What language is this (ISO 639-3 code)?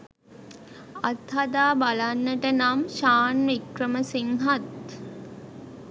sin